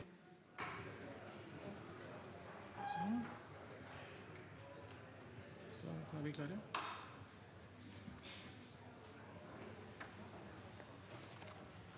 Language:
Norwegian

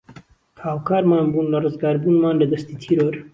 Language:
Central Kurdish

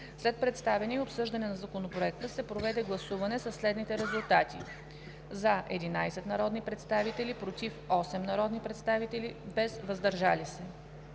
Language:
Bulgarian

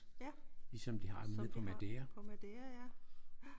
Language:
Danish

